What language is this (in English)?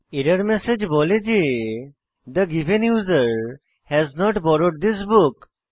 Bangla